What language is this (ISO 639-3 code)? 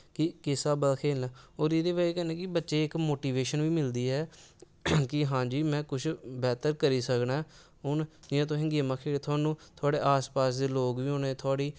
doi